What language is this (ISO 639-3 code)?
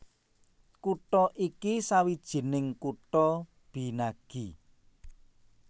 jav